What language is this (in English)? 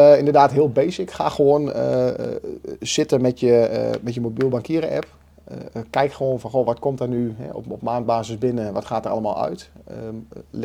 Dutch